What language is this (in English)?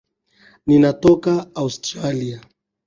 Swahili